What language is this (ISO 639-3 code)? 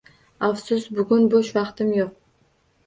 uzb